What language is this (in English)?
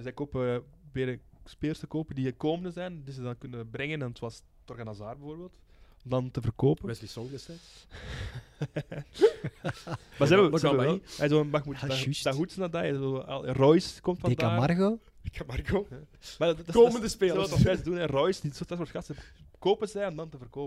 Dutch